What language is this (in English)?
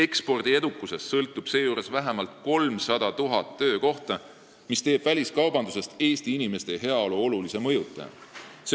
Estonian